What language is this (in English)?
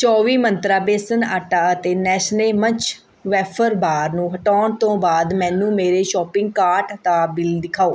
Punjabi